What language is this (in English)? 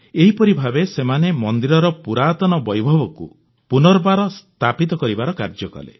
Odia